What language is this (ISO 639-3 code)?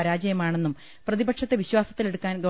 mal